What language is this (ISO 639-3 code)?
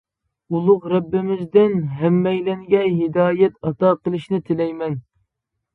uig